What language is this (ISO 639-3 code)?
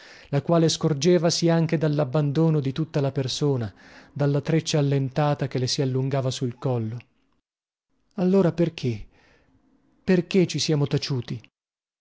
ita